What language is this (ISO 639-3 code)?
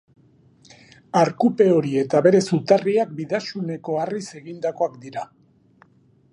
eus